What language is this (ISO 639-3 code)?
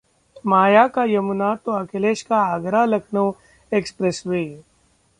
hin